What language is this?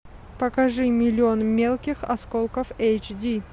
Russian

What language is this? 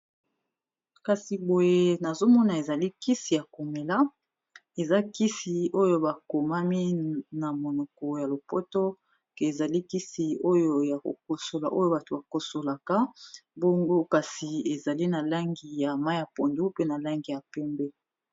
Lingala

